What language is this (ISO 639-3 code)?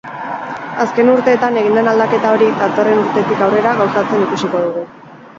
eus